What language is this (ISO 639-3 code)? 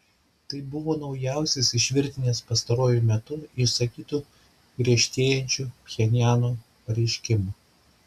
lit